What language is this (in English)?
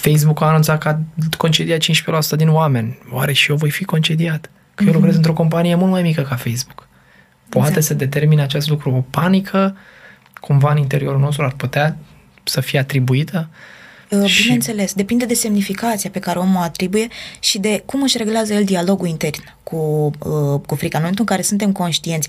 Romanian